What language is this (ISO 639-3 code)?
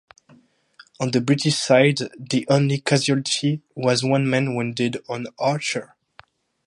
eng